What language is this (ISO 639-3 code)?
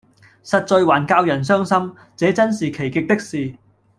yue